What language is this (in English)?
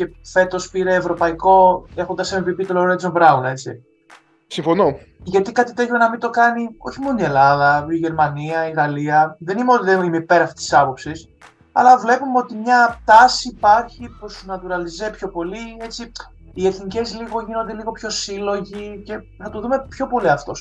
Greek